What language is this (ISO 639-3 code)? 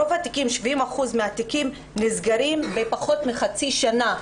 heb